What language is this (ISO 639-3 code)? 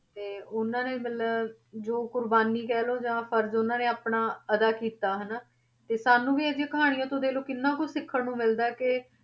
pan